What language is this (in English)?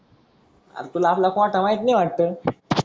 Marathi